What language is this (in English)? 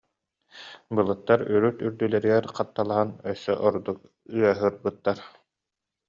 Yakut